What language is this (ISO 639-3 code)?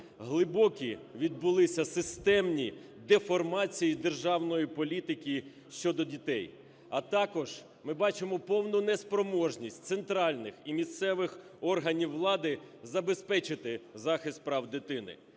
ukr